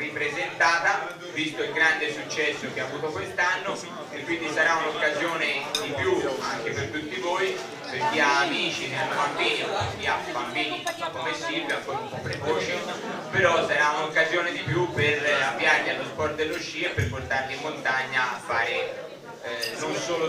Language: Italian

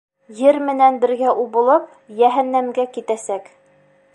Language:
Bashkir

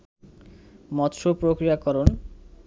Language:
Bangla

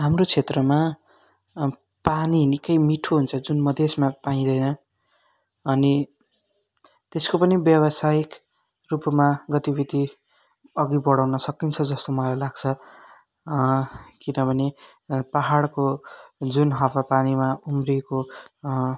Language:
Nepali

